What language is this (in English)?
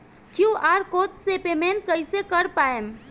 Bhojpuri